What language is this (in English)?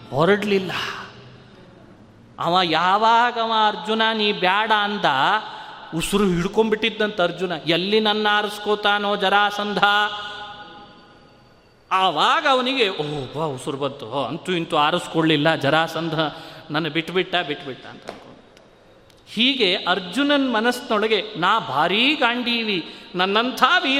Kannada